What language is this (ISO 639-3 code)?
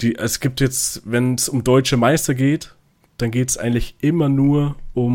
deu